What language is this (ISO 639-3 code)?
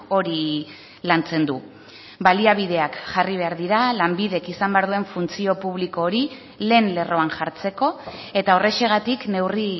eus